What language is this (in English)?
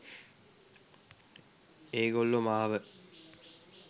Sinhala